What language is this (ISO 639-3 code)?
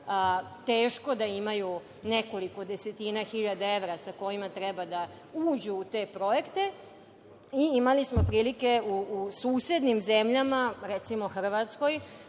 srp